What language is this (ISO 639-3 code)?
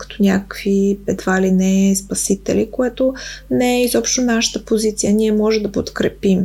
bul